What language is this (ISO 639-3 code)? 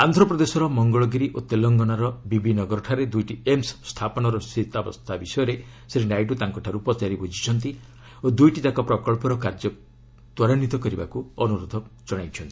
ori